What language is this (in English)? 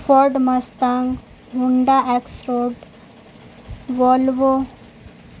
Urdu